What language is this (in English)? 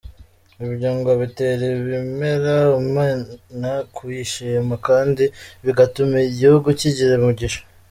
Kinyarwanda